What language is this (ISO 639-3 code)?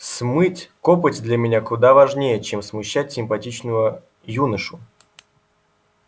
rus